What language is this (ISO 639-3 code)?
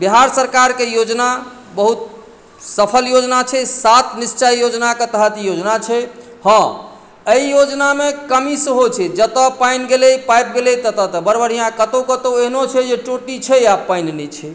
mai